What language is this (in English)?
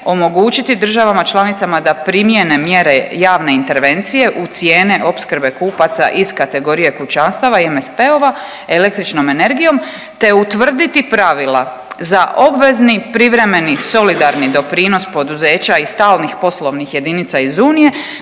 Croatian